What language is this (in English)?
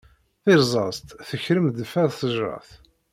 Kabyle